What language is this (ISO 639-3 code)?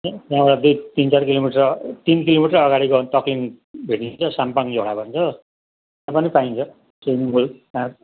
nep